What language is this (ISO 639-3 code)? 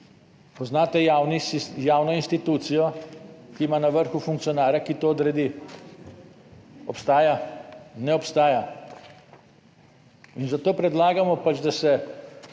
slv